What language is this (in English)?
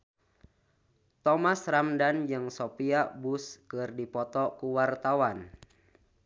Sundanese